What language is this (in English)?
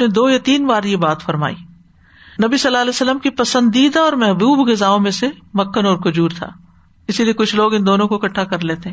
Urdu